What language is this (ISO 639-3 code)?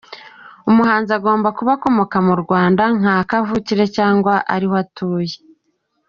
kin